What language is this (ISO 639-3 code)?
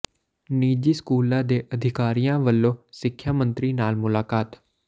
pan